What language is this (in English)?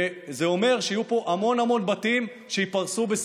Hebrew